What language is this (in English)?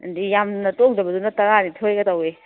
Manipuri